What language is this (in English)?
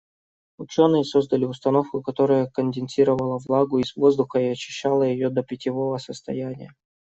Russian